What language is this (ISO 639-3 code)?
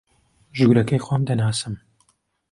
ckb